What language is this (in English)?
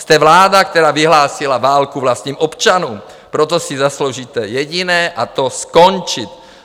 Czech